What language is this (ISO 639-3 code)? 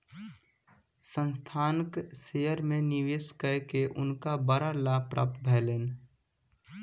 mai